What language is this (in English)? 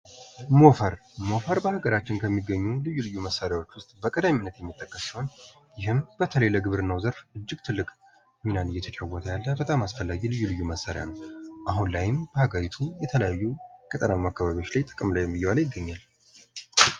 Amharic